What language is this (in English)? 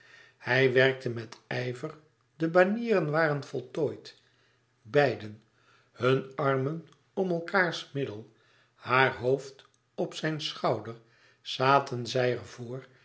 Dutch